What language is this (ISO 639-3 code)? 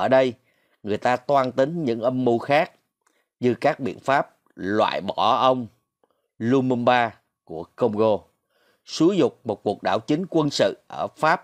vie